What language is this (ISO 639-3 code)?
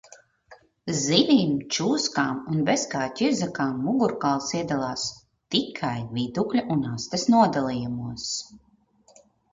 lav